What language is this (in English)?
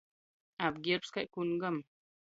Latgalian